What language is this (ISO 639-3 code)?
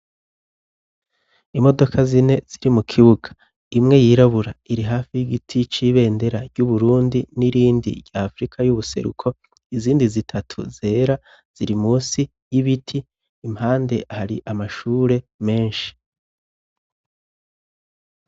run